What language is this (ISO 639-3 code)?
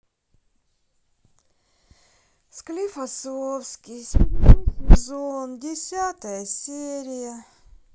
rus